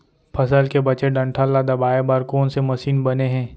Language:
Chhattisgarhi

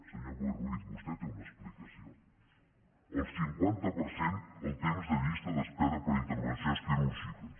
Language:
Catalan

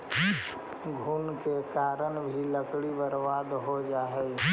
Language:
Magahi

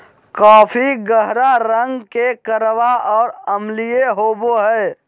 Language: Magahi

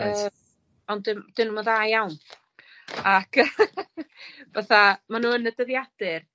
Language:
Welsh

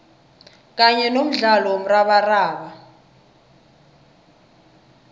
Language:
South Ndebele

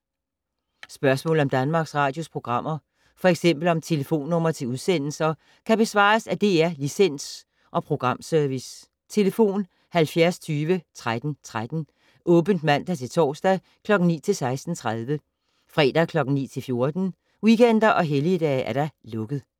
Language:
Danish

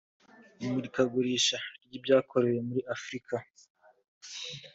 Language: Kinyarwanda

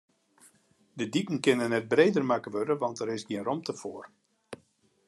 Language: Western Frisian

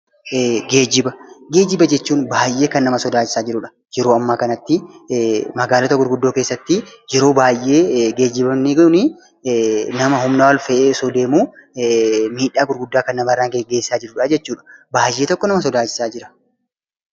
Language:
Oromo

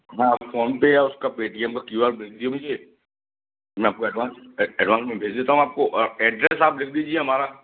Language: Hindi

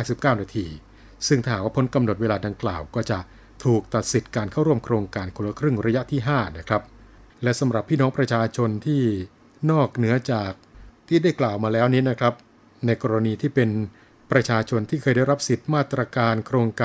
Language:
Thai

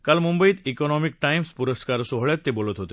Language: Marathi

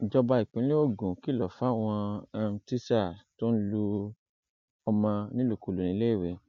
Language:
Yoruba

